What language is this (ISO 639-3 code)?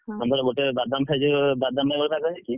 ori